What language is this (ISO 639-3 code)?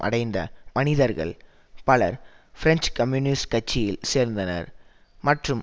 tam